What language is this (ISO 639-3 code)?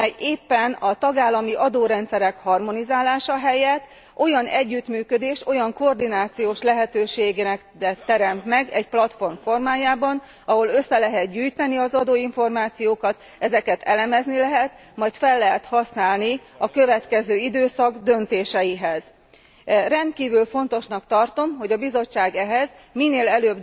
hun